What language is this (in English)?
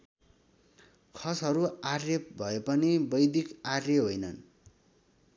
Nepali